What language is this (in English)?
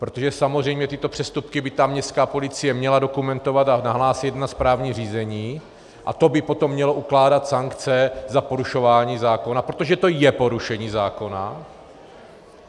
Czech